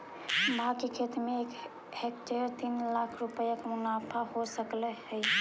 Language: Magahi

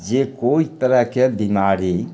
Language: Maithili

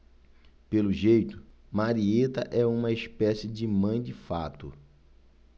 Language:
Portuguese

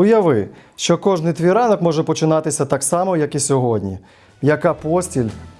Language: Ukrainian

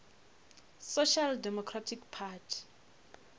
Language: Northern Sotho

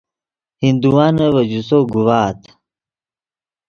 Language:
Yidgha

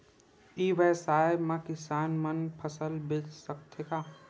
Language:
Chhattisgarhi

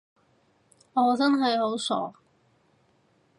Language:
Cantonese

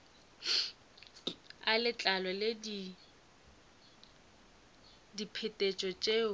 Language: Northern Sotho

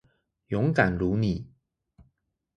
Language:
Chinese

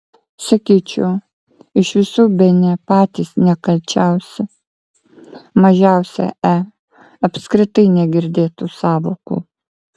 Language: Lithuanian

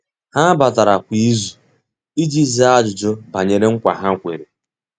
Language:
Igbo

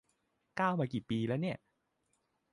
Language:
Thai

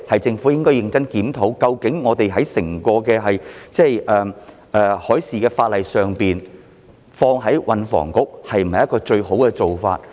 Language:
Cantonese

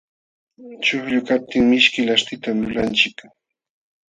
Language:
Jauja Wanca Quechua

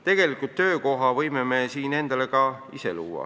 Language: Estonian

